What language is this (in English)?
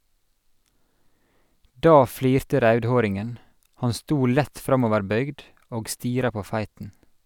Norwegian